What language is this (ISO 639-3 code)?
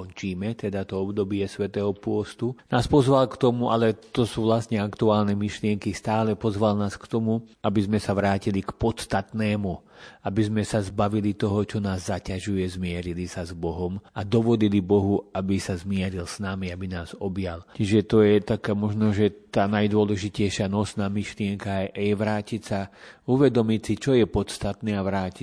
slk